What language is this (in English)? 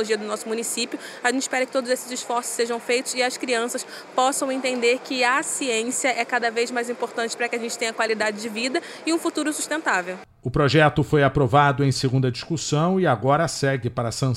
Portuguese